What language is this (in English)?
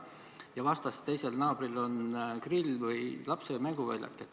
Estonian